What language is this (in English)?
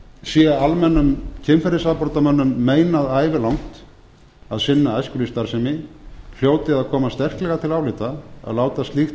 Icelandic